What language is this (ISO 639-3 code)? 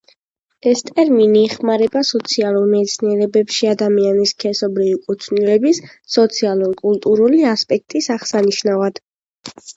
kat